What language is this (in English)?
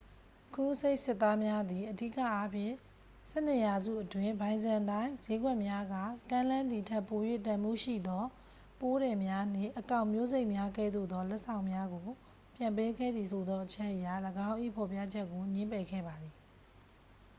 Burmese